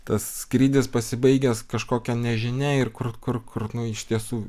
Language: Lithuanian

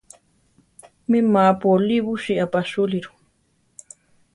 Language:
Central Tarahumara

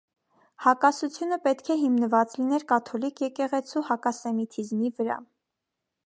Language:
Armenian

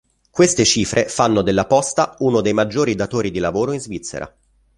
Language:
Italian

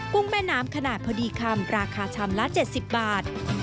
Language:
Thai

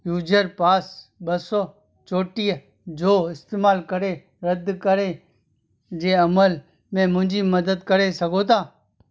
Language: Sindhi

